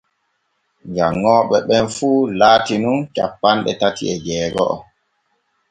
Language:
Borgu Fulfulde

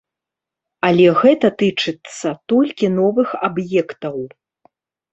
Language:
Belarusian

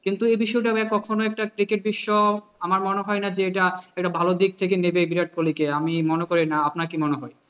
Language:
Bangla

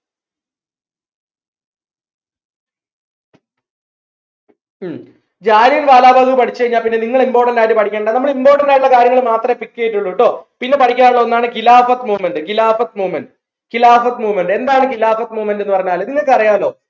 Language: Malayalam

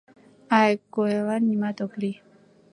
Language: Mari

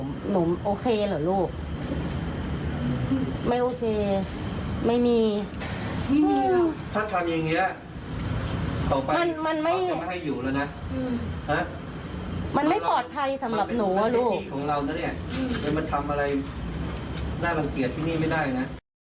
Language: Thai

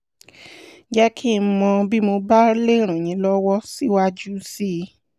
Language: Yoruba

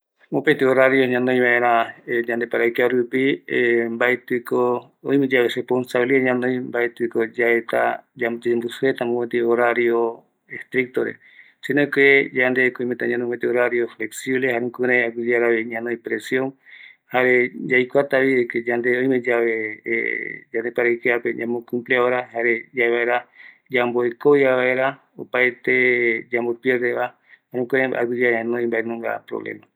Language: Eastern Bolivian Guaraní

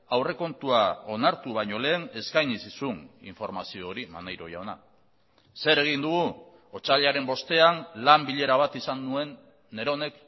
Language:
Basque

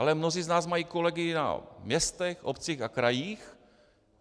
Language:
Czech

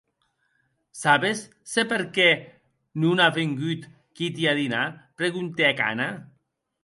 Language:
Occitan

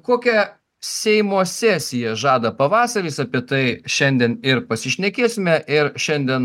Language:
Lithuanian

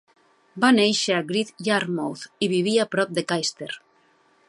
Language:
Catalan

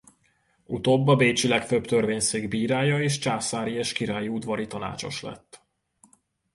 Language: Hungarian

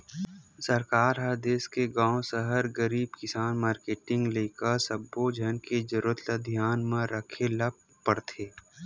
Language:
Chhattisgarhi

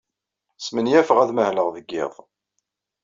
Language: Kabyle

